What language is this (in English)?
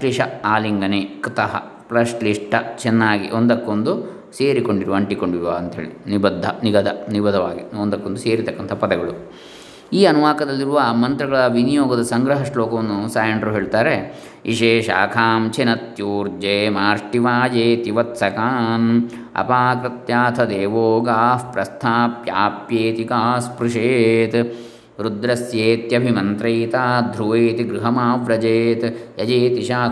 Kannada